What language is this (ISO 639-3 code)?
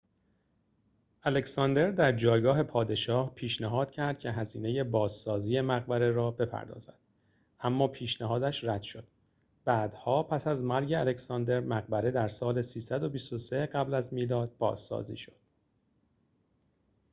fas